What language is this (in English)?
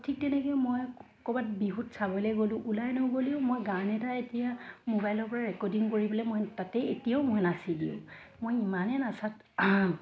Assamese